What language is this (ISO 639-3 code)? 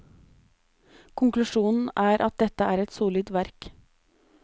nor